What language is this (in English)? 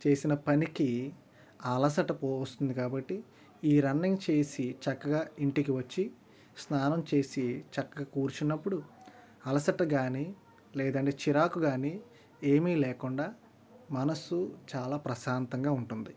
Telugu